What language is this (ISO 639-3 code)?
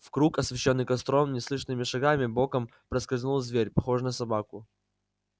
rus